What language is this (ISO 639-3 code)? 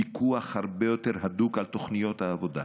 heb